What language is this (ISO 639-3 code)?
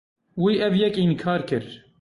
kur